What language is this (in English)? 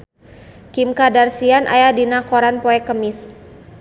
Sundanese